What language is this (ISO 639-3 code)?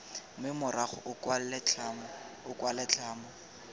tsn